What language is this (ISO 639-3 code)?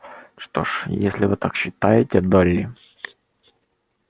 rus